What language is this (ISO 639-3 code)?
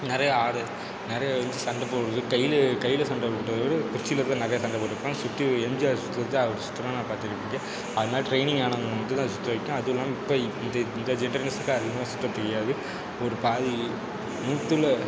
tam